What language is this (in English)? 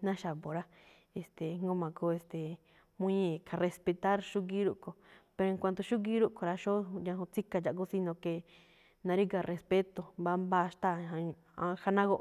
Malinaltepec Me'phaa